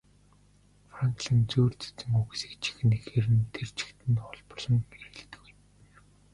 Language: Mongolian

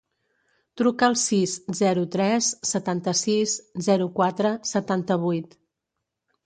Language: Catalan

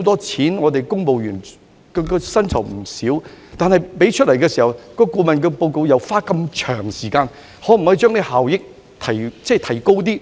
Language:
Cantonese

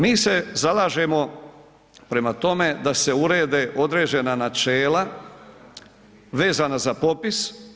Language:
Croatian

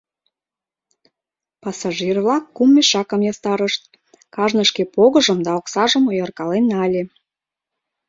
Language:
Mari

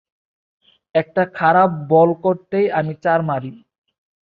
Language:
Bangla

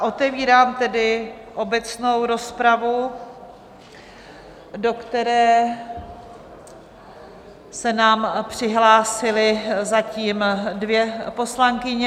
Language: Czech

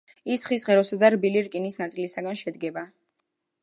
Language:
Georgian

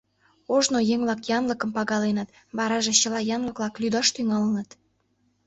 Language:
Mari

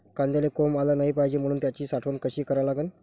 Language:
Marathi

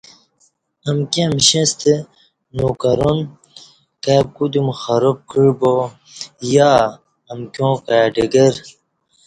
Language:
Kati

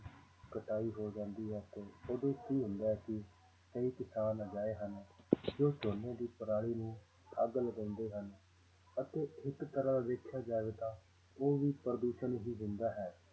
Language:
Punjabi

